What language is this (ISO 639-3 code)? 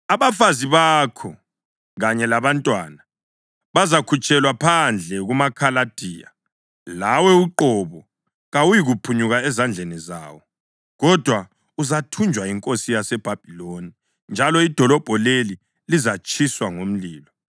nde